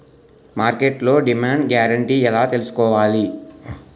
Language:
Telugu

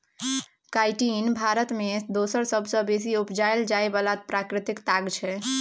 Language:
Maithili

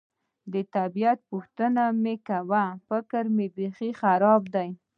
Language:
Pashto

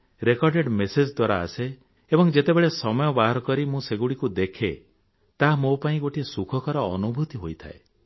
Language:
Odia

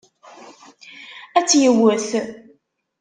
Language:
Kabyle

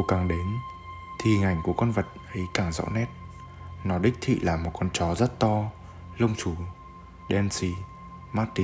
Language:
Vietnamese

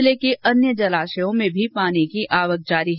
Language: Hindi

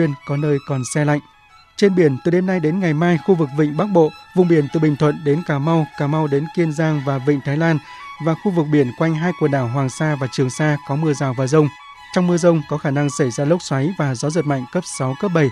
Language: Vietnamese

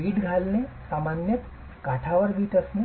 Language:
Marathi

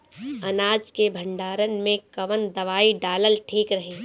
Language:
Bhojpuri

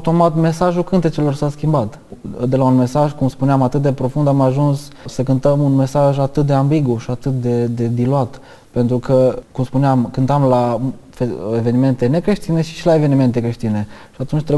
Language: Romanian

